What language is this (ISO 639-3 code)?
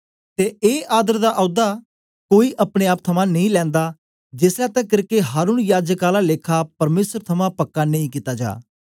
doi